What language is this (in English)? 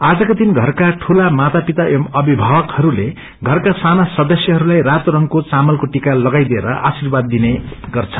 Nepali